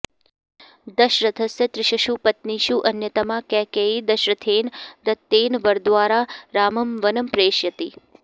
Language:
Sanskrit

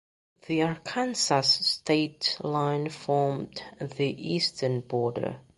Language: English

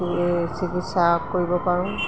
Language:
Assamese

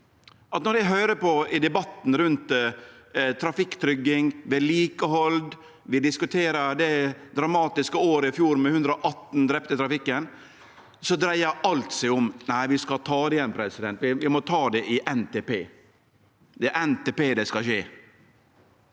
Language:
Norwegian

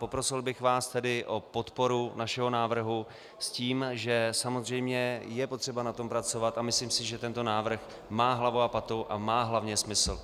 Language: Czech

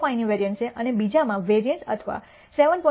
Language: Gujarati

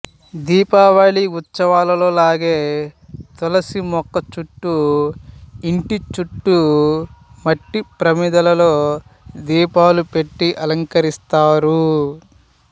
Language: Telugu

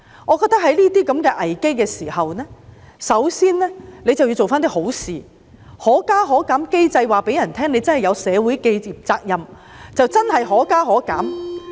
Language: Cantonese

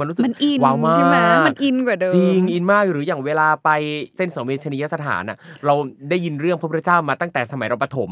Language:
Thai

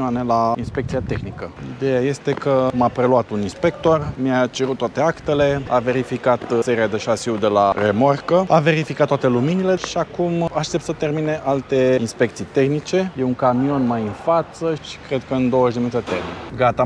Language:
Romanian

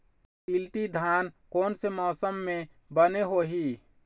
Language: Chhattisgarhi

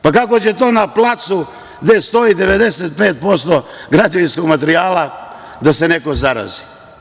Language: Serbian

